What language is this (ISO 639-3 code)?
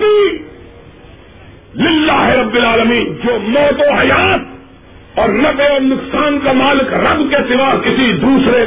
urd